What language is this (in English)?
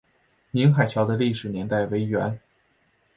Chinese